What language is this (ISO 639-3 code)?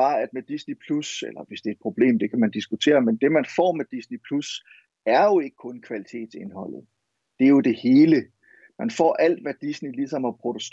dan